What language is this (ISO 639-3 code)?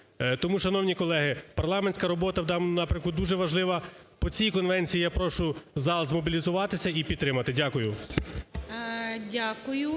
ukr